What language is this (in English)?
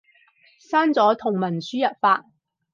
Cantonese